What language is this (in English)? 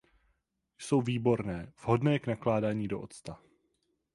Czech